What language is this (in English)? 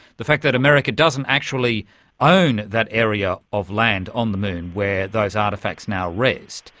English